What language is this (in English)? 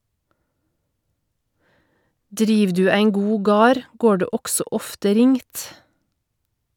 Norwegian